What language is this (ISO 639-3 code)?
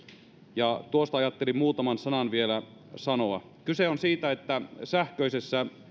fin